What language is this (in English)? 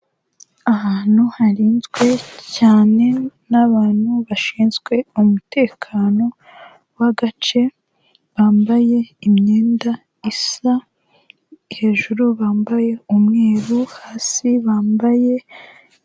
Kinyarwanda